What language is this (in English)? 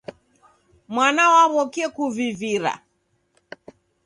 Taita